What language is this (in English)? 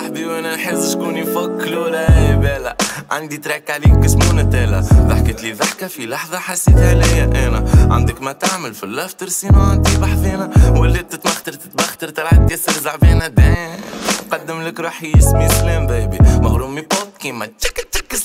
Arabic